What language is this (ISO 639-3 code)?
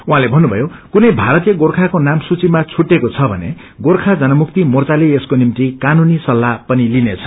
nep